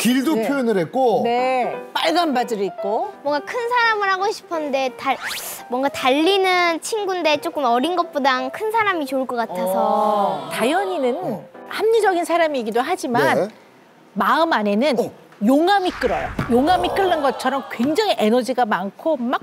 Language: Korean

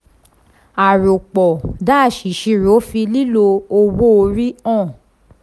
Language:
Yoruba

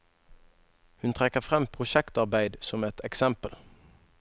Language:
Norwegian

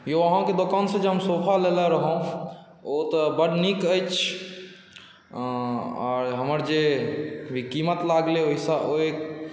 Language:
Maithili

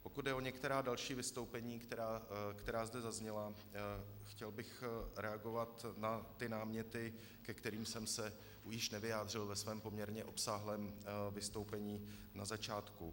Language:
Czech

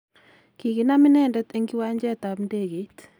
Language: Kalenjin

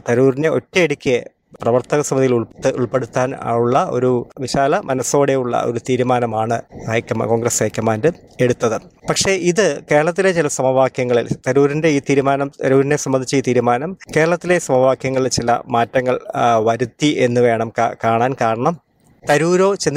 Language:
Malayalam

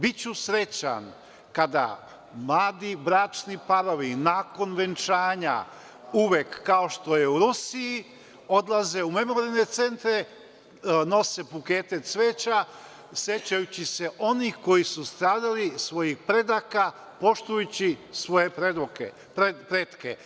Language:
Serbian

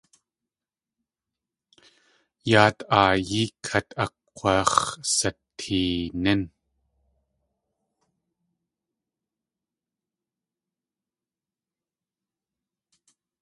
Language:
Tlingit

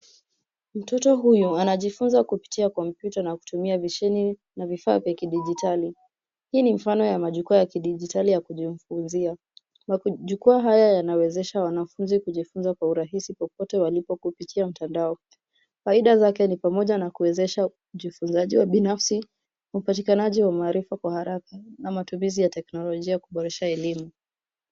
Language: Swahili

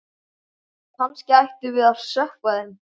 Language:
Icelandic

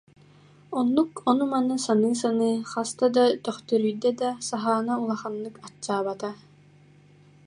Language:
Yakut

